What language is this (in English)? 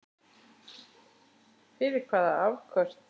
Icelandic